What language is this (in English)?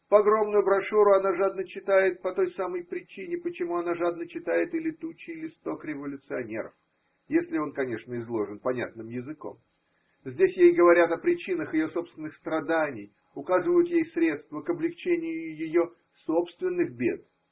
Russian